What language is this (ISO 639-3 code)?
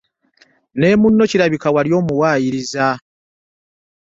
lug